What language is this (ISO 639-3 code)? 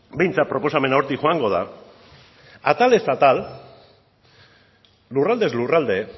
eus